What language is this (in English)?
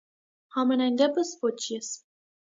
Armenian